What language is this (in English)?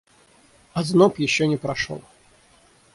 Russian